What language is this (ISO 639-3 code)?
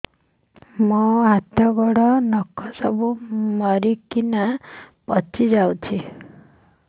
ori